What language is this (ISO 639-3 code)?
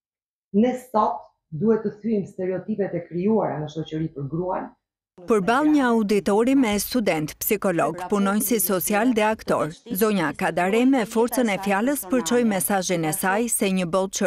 ron